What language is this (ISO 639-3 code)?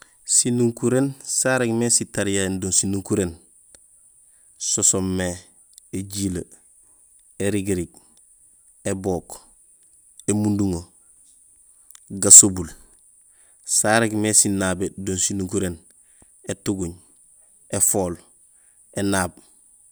gsl